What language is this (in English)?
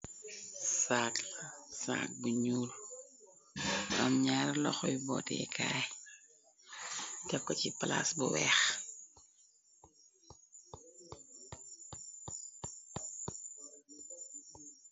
Wolof